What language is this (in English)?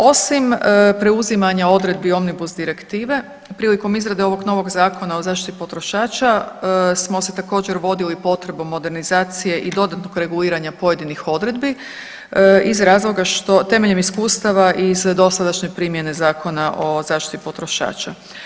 Croatian